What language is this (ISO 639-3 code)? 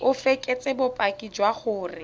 tsn